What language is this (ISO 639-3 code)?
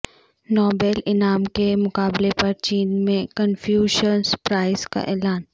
urd